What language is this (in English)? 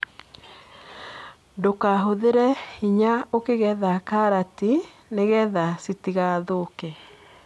Kikuyu